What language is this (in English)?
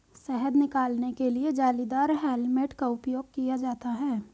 Hindi